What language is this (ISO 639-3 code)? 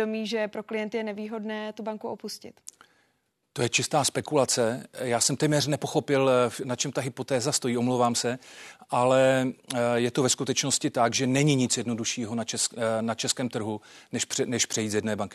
ces